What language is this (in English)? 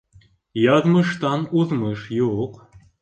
Bashkir